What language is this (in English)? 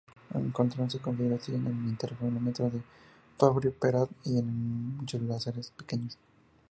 Spanish